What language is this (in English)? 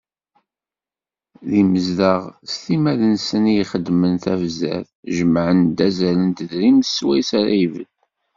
Kabyle